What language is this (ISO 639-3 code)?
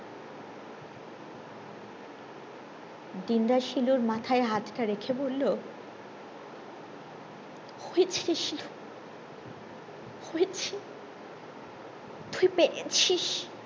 ben